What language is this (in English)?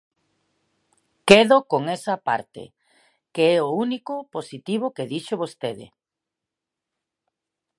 Galician